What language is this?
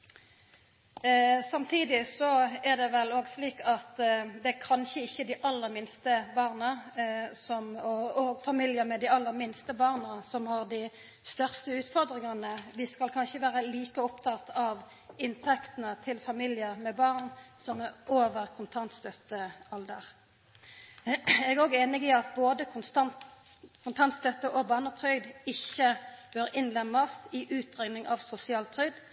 Norwegian Nynorsk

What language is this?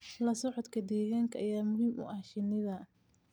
Somali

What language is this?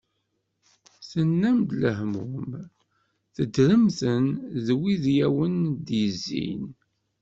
Kabyle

